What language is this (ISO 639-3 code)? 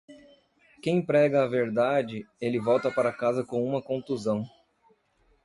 por